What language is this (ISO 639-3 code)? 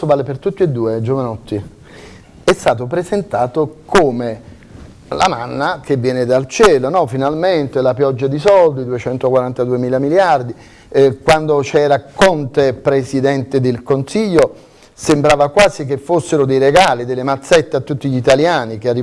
ita